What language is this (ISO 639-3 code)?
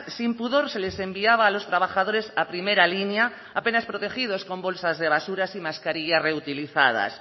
spa